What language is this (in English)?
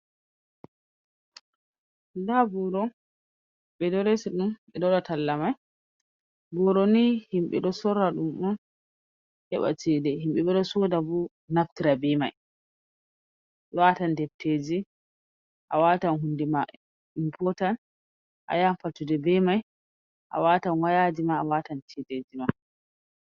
Fula